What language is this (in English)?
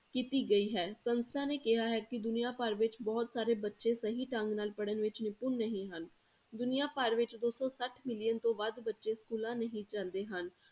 Punjabi